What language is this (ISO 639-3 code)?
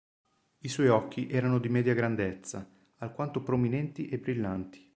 ita